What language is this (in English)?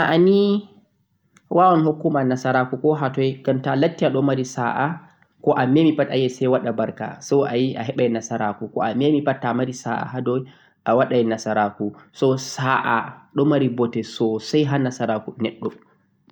Central-Eastern Niger Fulfulde